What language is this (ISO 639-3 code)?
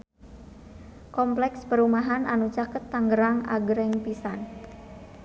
sun